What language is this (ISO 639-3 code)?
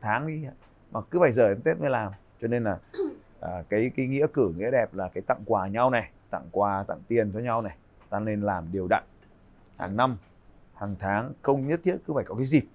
vie